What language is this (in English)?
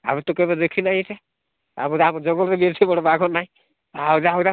Odia